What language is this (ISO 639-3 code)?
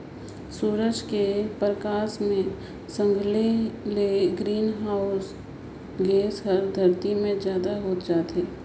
hne